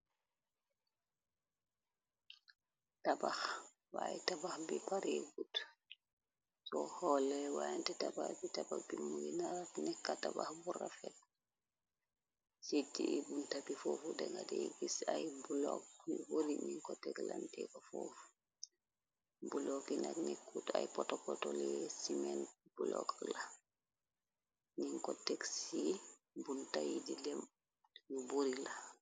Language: Wolof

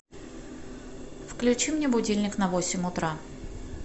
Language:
Russian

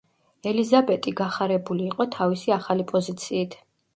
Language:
Georgian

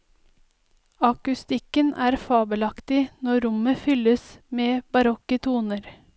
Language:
Norwegian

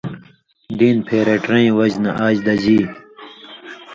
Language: Indus Kohistani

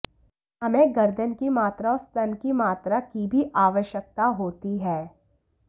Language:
Hindi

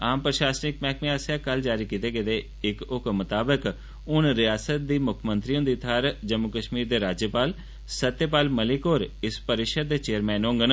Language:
Dogri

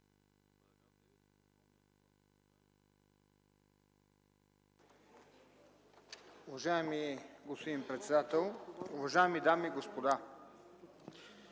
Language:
Bulgarian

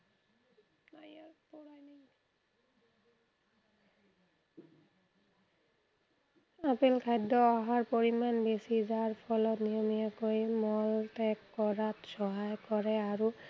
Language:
Assamese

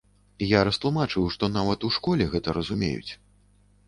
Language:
Belarusian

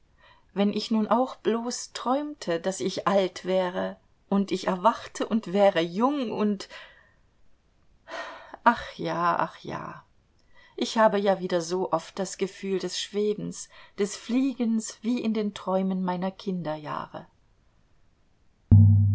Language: German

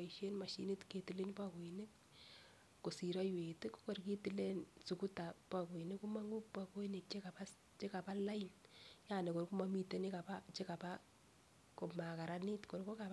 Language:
Kalenjin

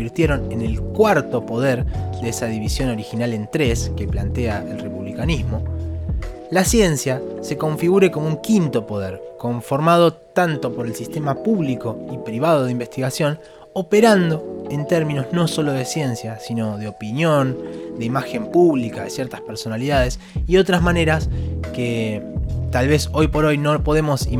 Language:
Spanish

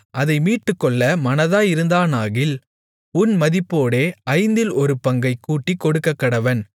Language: Tamil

